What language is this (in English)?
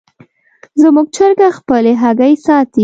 Pashto